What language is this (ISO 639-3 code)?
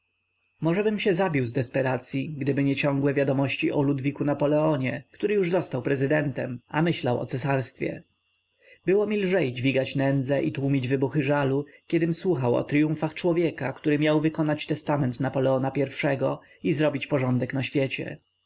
pol